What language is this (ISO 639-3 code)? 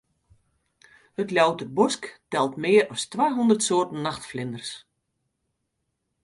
fry